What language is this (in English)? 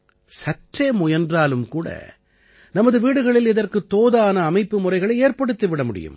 Tamil